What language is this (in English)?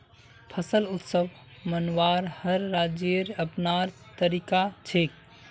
Magahi